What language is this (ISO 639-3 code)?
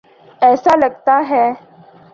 urd